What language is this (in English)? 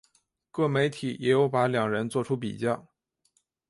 Chinese